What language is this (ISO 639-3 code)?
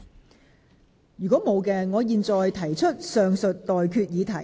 yue